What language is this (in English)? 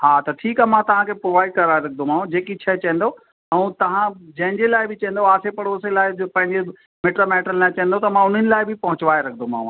Sindhi